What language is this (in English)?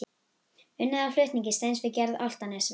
Icelandic